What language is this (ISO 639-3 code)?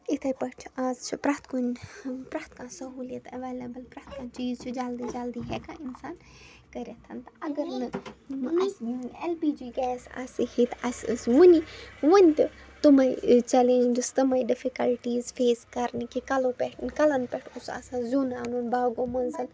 kas